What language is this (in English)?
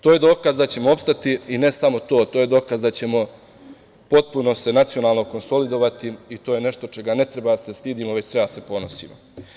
Serbian